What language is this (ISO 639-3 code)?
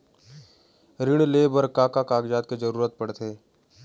hne